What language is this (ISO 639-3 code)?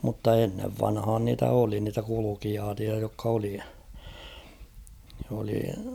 fin